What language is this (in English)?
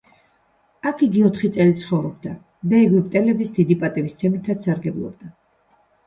Georgian